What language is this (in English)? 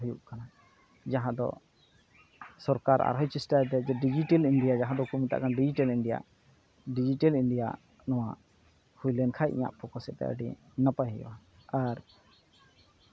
Santali